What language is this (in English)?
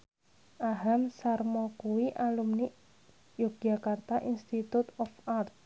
Javanese